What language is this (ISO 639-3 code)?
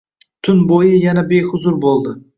uzb